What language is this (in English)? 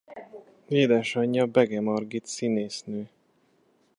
Hungarian